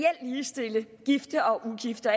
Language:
Danish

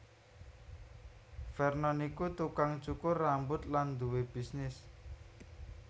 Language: Javanese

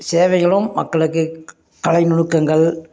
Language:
Tamil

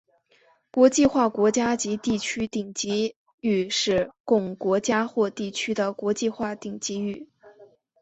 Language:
Chinese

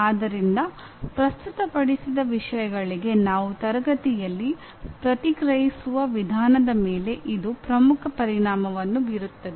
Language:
Kannada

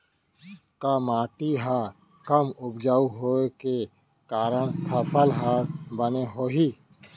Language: Chhattisgarhi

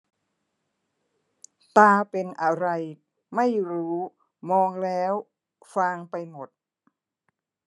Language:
Thai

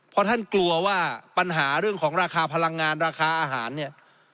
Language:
Thai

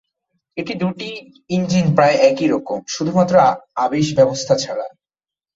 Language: Bangla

